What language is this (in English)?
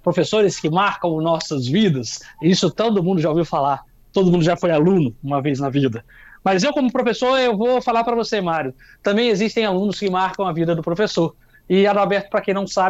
Portuguese